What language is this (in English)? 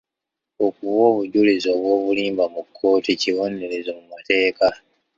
Ganda